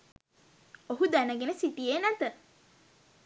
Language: Sinhala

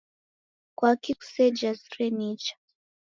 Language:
Taita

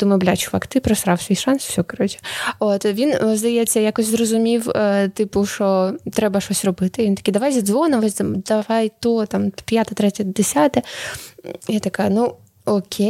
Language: Ukrainian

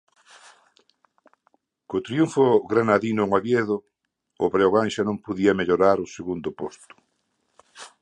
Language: Galician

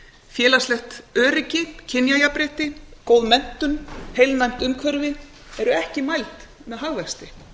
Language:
Icelandic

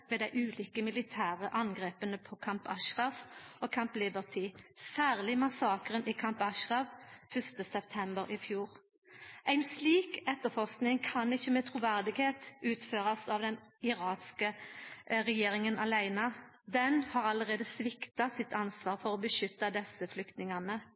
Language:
Norwegian Nynorsk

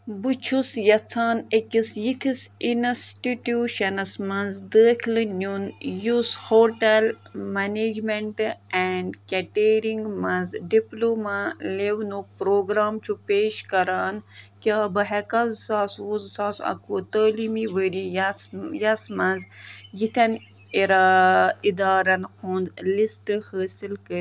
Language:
Kashmiri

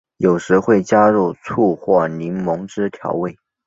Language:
Chinese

